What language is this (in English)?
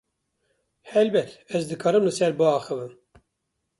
Kurdish